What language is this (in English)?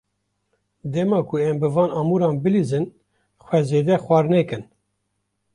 Kurdish